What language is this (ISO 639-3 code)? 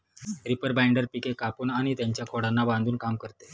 mar